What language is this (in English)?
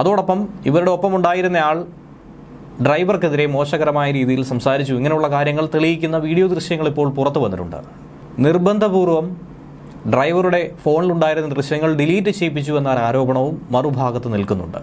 Malayalam